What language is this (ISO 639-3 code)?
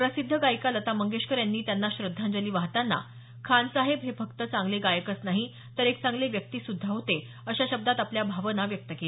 mar